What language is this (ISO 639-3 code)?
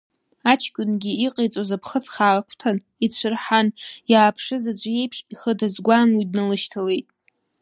abk